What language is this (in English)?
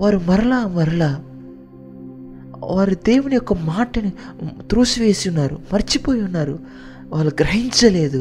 Telugu